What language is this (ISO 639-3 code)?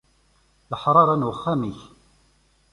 kab